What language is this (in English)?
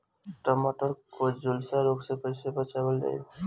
Bhojpuri